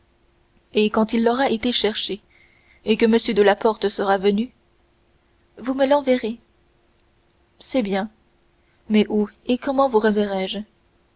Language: French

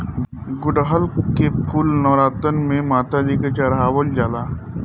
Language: Bhojpuri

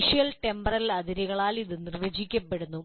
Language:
Malayalam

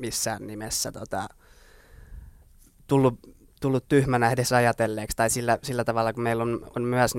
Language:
Finnish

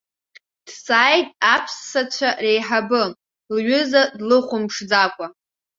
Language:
Abkhazian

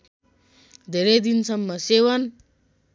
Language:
Nepali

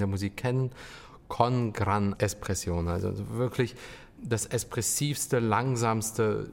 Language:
German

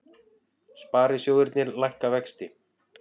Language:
Icelandic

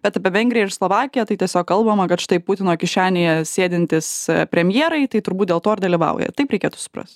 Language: Lithuanian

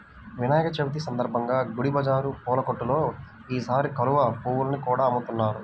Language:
Telugu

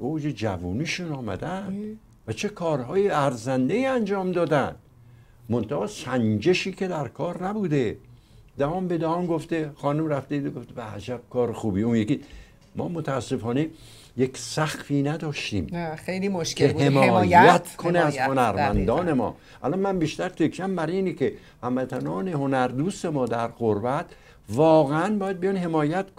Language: Persian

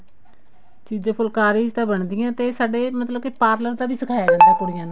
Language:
Punjabi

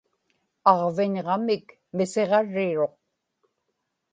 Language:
Inupiaq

